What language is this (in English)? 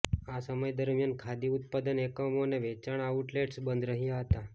Gujarati